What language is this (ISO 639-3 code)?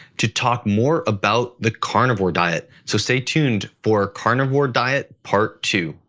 eng